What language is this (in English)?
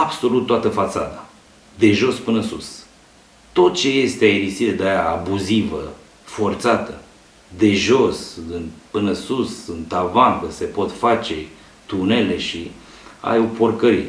Romanian